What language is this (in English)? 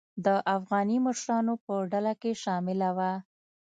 Pashto